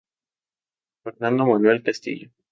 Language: Spanish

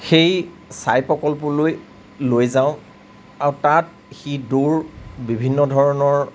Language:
Assamese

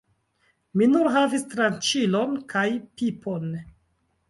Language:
Esperanto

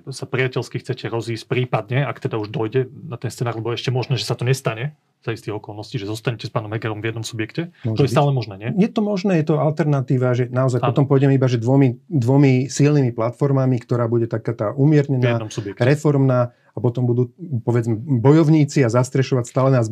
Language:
Slovak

